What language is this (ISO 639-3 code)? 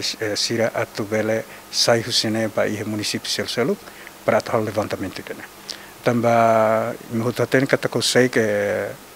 por